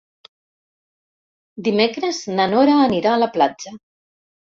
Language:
Catalan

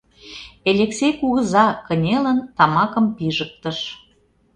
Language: Mari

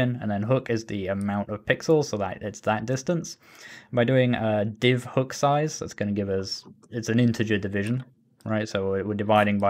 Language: English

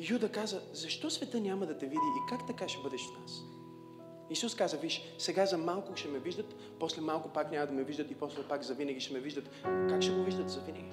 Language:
Bulgarian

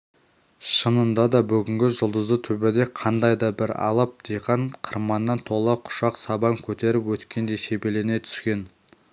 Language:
Kazakh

